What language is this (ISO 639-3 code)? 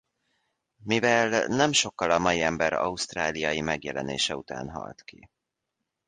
hun